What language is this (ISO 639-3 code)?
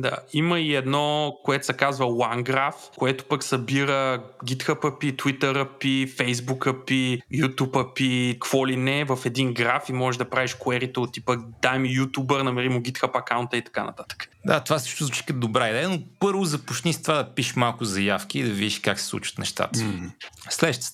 bul